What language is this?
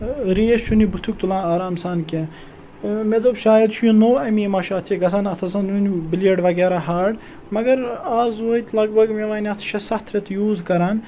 Kashmiri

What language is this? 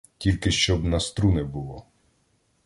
Ukrainian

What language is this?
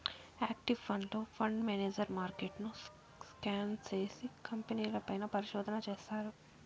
Telugu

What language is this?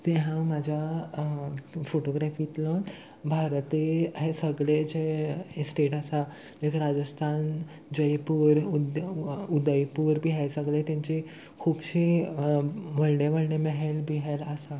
Konkani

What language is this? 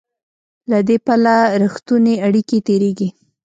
Pashto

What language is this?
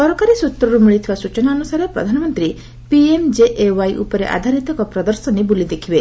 Odia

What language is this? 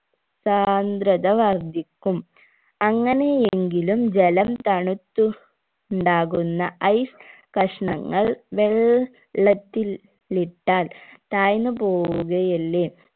Malayalam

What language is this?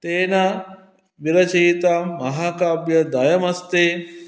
Sanskrit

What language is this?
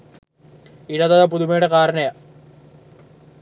Sinhala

